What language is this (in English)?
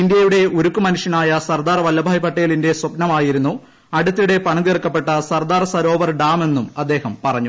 Malayalam